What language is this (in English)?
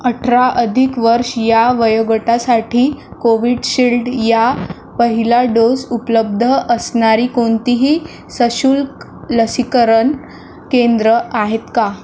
Marathi